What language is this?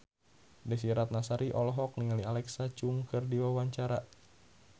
Sundanese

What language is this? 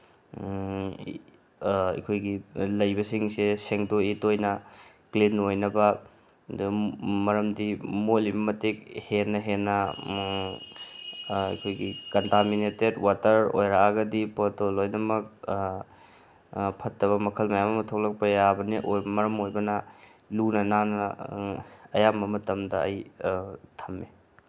Manipuri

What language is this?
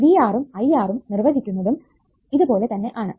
Malayalam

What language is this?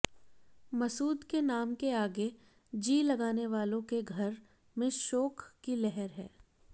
Hindi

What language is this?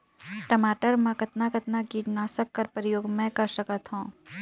Chhattisgarhi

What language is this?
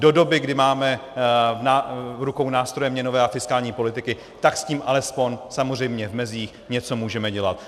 Czech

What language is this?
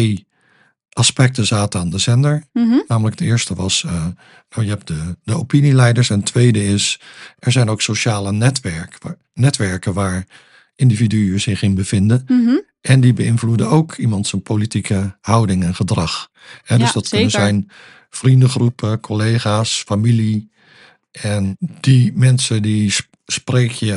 Dutch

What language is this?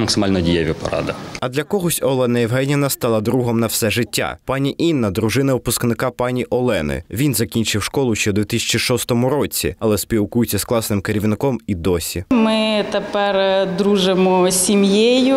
Ukrainian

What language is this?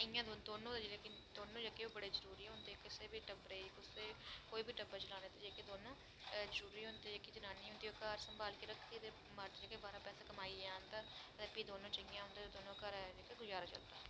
Dogri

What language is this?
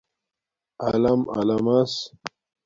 Domaaki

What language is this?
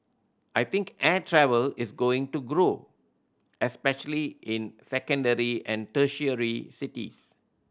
English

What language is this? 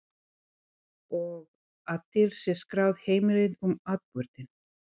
Icelandic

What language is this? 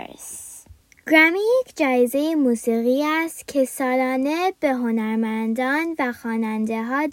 Persian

